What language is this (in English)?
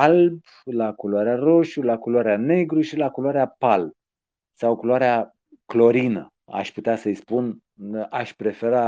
Romanian